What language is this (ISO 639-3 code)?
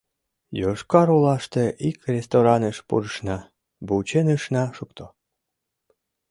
chm